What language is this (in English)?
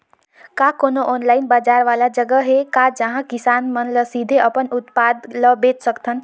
Chhattisgarhi